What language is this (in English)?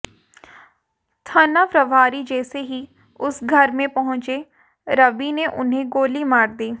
Hindi